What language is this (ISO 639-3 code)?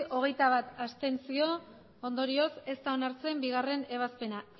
eus